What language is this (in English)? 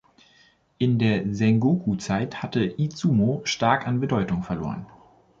German